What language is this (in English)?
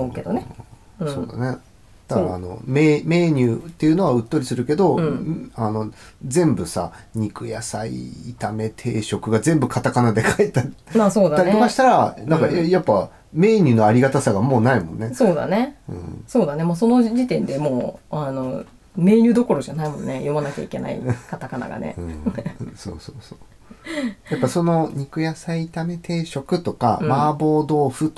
Japanese